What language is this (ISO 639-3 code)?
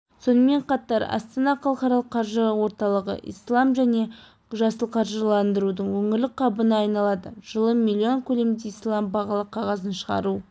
kaz